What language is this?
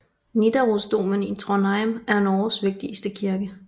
Danish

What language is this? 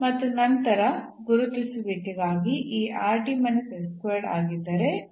Kannada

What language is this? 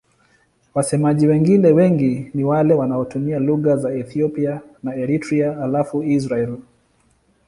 Swahili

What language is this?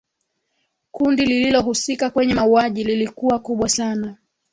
Swahili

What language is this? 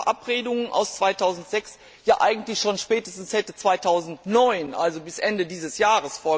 German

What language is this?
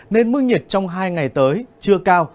Vietnamese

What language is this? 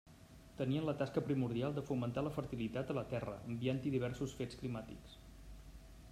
Catalan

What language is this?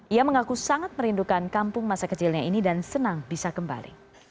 Indonesian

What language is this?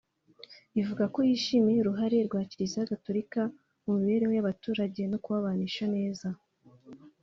Kinyarwanda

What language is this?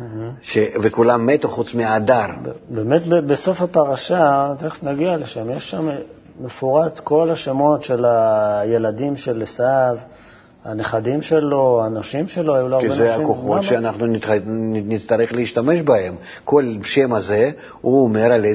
Hebrew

